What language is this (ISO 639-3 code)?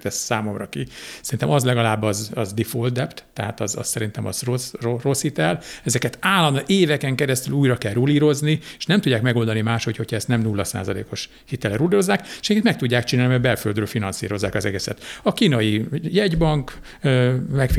hun